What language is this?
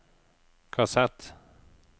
Norwegian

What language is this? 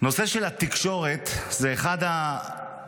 Hebrew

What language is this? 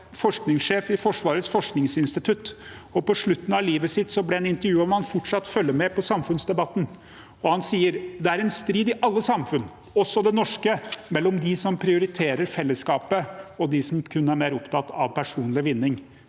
Norwegian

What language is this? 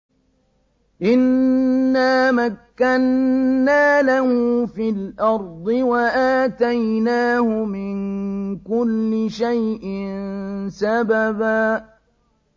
Arabic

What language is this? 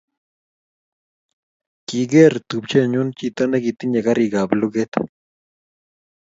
Kalenjin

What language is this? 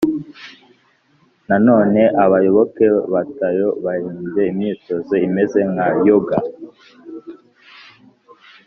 Kinyarwanda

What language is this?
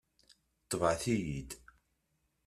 Kabyle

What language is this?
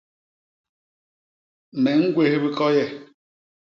Basaa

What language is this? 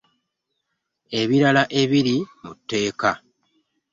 Ganda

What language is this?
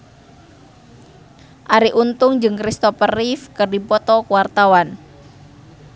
Sundanese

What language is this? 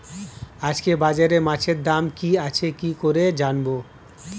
Bangla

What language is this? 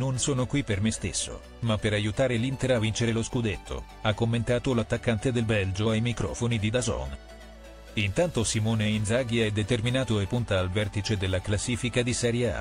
Italian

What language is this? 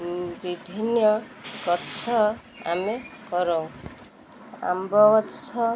Odia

